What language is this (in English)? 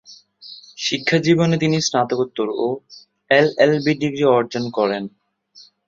Bangla